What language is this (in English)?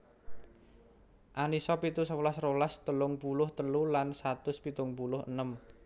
Javanese